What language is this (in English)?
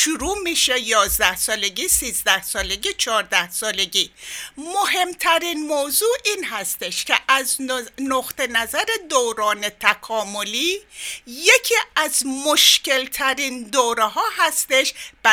Persian